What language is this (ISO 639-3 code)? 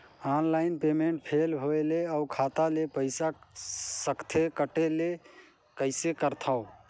hne